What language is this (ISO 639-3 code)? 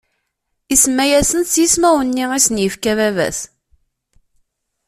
kab